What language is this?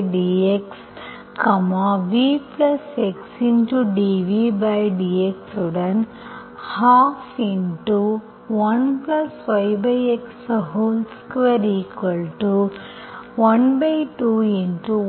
Tamil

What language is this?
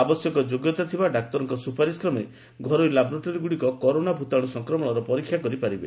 Odia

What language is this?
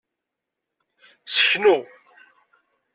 Kabyle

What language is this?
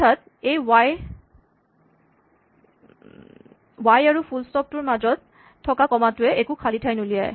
Assamese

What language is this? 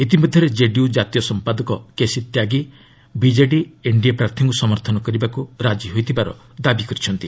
Odia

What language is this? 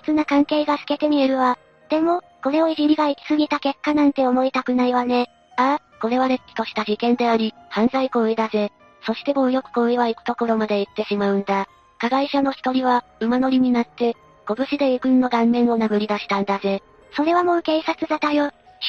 Japanese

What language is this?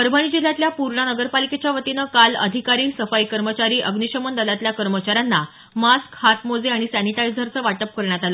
Marathi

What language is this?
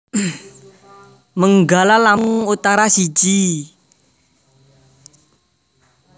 Javanese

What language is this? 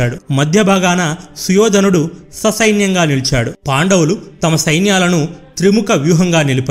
Telugu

